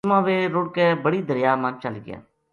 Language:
Gujari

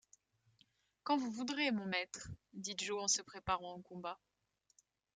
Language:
French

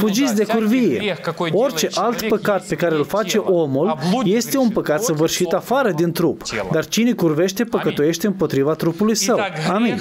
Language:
Romanian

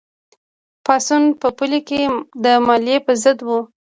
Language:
Pashto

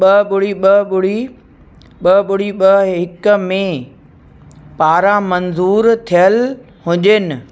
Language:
Sindhi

